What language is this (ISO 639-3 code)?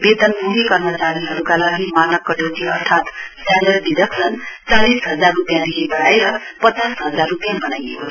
nep